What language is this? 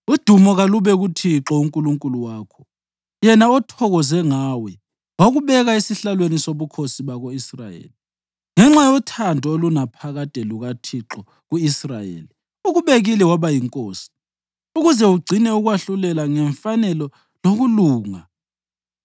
North Ndebele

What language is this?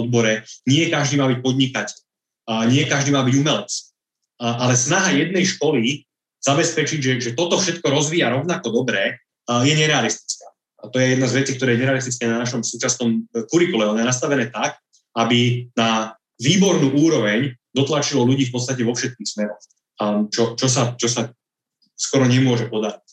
Slovak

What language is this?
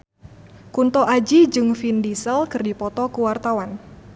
Sundanese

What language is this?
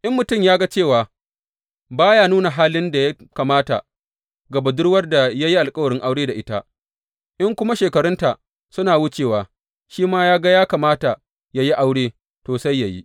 Hausa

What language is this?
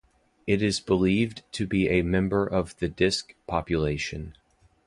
English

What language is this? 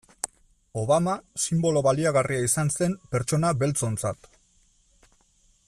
Basque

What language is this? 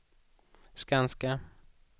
Swedish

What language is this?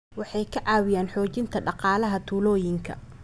Somali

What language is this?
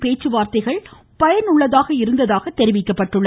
Tamil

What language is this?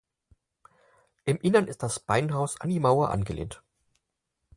German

